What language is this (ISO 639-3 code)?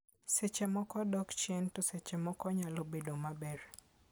luo